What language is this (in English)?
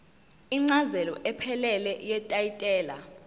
Zulu